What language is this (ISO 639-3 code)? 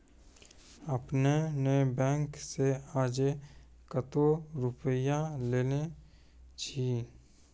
mai